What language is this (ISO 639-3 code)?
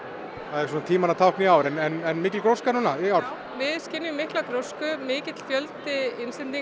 isl